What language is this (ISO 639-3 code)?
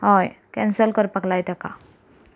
kok